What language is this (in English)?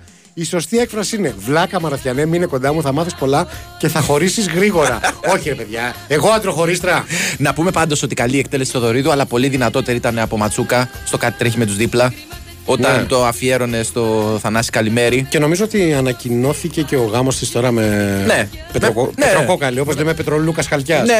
Greek